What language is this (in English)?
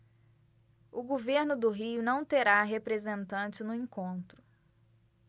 Portuguese